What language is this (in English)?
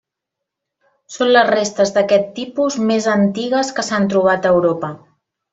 Catalan